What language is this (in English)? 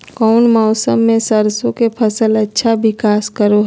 Magahi